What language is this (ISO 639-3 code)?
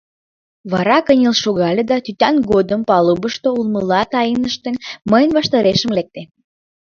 chm